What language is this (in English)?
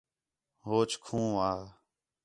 Khetrani